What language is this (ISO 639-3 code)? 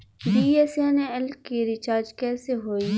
bho